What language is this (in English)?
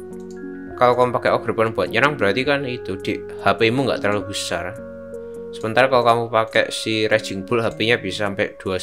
Indonesian